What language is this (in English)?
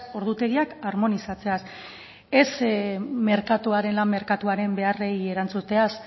Basque